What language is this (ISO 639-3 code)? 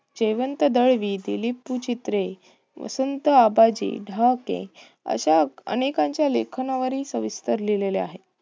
mar